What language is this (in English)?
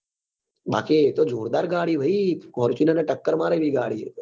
Gujarati